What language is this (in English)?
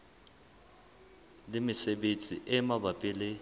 Southern Sotho